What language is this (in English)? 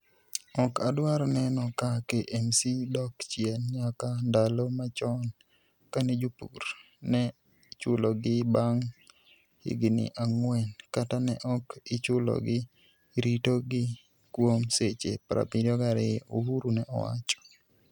Luo (Kenya and Tanzania)